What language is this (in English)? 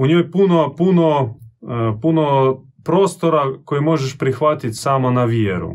Croatian